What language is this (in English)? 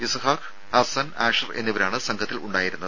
Malayalam